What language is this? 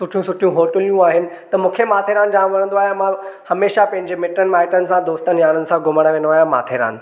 Sindhi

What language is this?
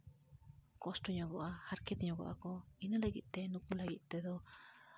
Santali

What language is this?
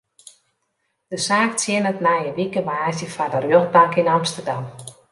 Western Frisian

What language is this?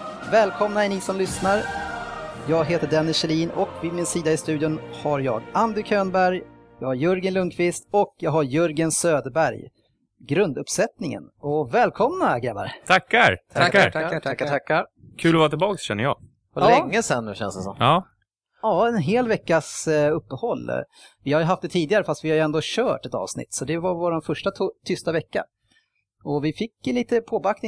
Swedish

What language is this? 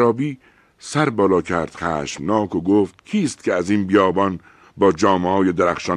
Persian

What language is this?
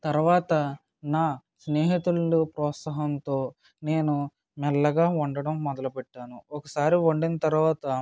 Telugu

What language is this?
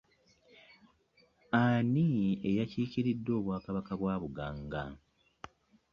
Ganda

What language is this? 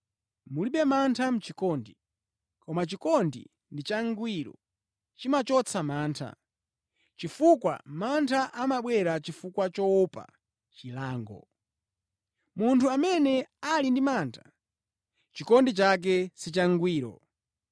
Nyanja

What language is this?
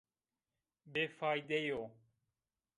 Zaza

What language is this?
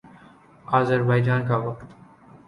Urdu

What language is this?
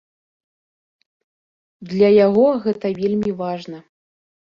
Belarusian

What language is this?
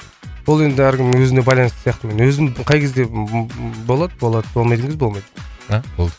Kazakh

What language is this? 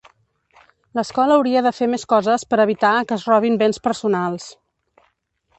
Catalan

